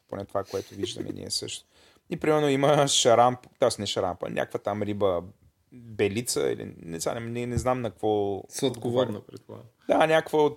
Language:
Bulgarian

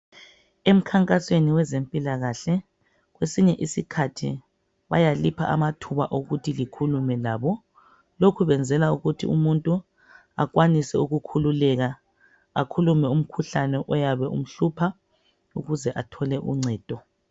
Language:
North Ndebele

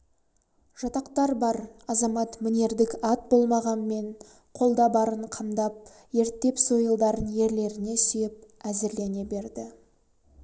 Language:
Kazakh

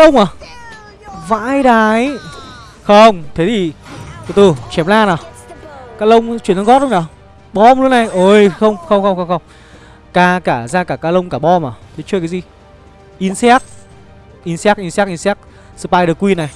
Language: Vietnamese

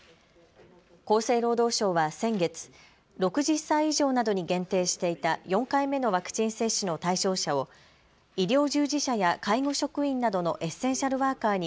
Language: Japanese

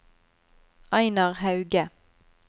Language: Norwegian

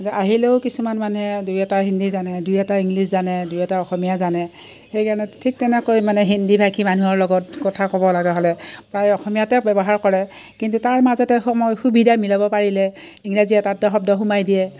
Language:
Assamese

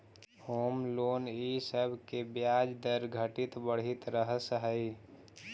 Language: Magahi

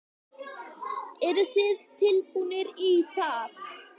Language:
Icelandic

